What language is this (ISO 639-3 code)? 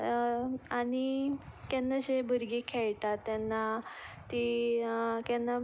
kok